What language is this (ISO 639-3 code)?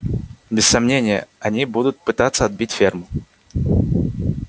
rus